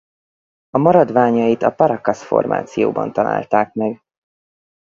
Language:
Hungarian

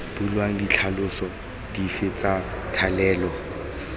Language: Tswana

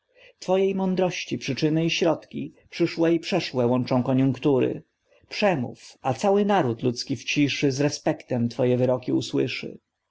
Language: Polish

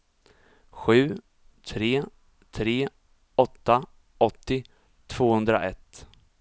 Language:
Swedish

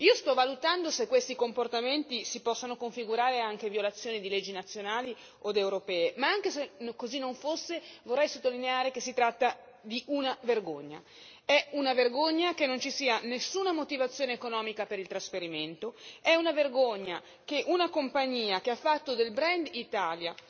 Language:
Italian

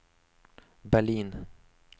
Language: Swedish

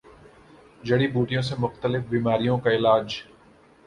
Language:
Urdu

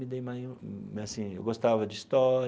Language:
Portuguese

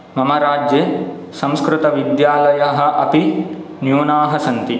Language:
Sanskrit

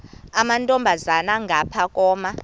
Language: Xhosa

